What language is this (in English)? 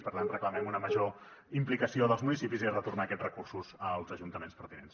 Catalan